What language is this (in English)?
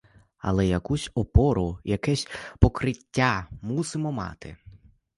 Ukrainian